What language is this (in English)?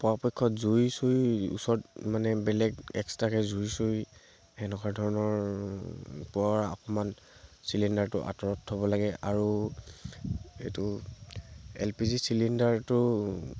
Assamese